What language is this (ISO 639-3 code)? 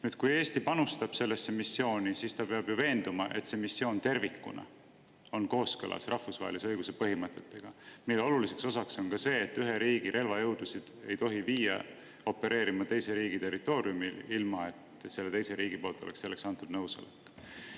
est